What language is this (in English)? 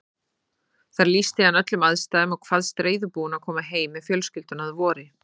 Icelandic